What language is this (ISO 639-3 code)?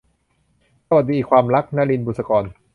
tha